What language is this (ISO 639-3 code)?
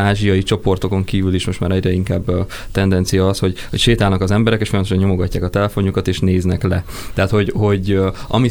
hun